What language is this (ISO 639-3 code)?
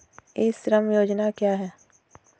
hin